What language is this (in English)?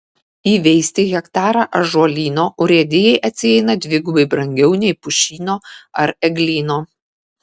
Lithuanian